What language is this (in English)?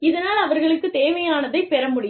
Tamil